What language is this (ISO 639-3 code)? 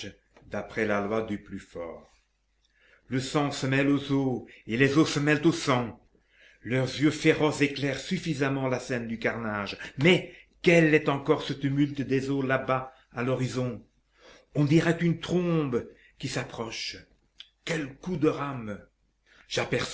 fra